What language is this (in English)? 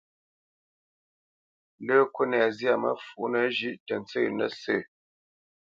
Bamenyam